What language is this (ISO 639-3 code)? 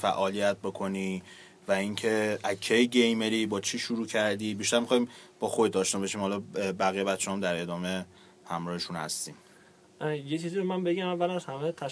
fas